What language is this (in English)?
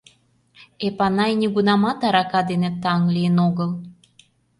Mari